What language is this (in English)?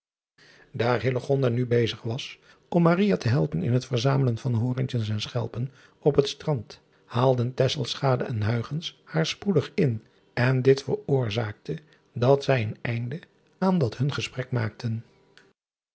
Dutch